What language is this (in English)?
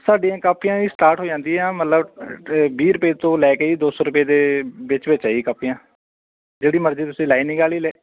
Punjabi